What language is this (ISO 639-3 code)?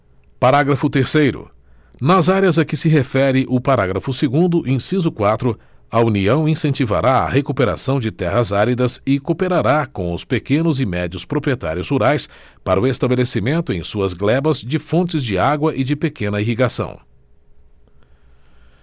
por